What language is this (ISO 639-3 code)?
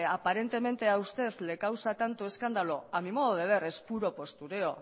spa